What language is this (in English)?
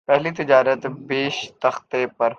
Urdu